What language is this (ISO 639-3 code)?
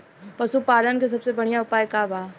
bho